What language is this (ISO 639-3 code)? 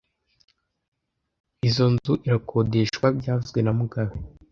kin